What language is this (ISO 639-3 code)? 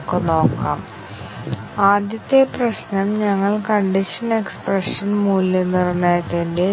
mal